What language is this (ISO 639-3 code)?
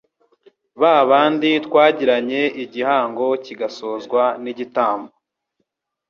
kin